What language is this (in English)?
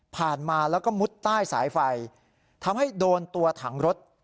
Thai